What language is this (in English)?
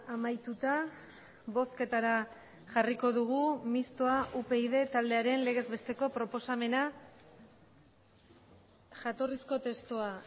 Basque